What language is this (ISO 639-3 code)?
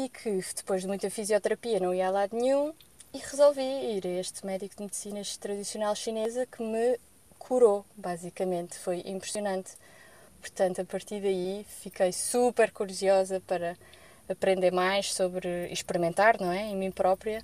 por